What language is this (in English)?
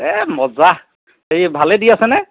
Assamese